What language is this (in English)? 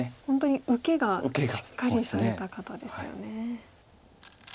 Japanese